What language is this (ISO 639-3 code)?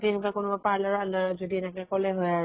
asm